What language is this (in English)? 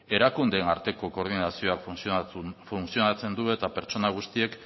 Basque